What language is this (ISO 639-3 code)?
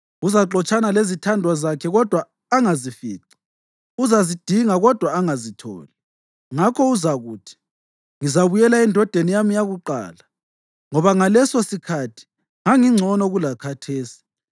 nde